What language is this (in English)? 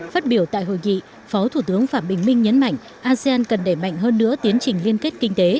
Vietnamese